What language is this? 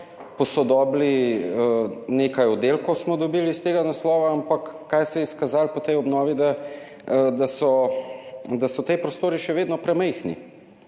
Slovenian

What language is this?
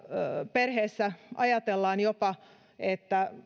Finnish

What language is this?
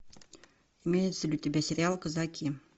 Russian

